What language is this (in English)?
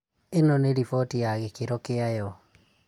Kikuyu